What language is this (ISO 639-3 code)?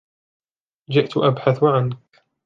ara